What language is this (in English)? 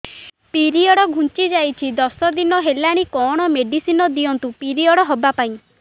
Odia